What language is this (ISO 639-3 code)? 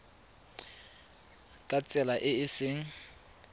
tsn